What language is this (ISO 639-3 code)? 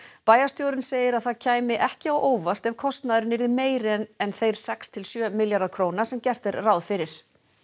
isl